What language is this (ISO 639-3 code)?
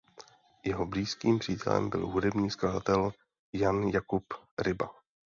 ces